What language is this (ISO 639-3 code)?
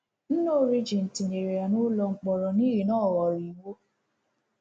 ibo